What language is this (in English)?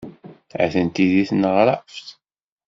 Kabyle